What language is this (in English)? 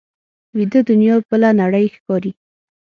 Pashto